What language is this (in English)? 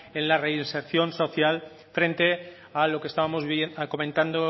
Spanish